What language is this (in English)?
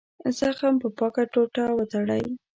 Pashto